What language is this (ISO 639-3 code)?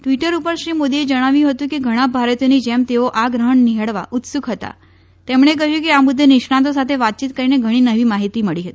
guj